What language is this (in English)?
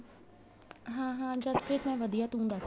Punjabi